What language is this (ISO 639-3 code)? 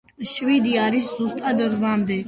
kat